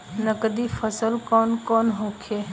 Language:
Bhojpuri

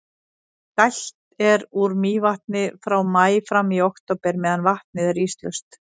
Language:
Icelandic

